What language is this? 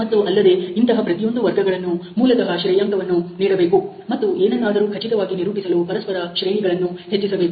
Kannada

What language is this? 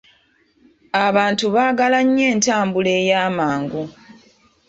Ganda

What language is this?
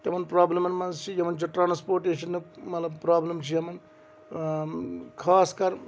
Kashmiri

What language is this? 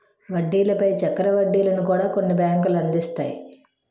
Telugu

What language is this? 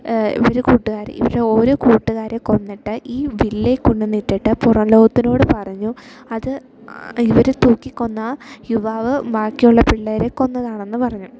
Malayalam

